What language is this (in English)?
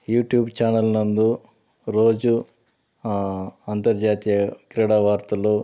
Telugu